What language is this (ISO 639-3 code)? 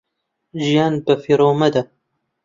ckb